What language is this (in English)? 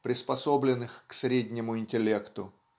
Russian